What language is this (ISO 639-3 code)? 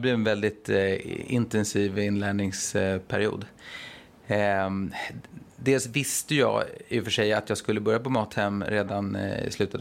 swe